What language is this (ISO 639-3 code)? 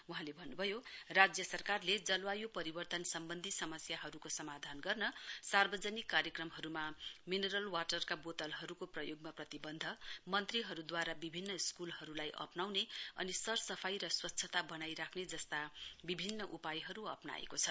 nep